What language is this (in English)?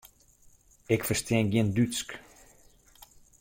Western Frisian